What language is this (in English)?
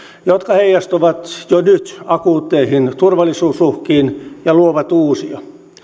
Finnish